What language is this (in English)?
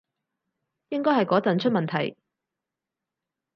Cantonese